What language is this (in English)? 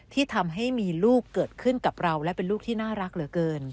Thai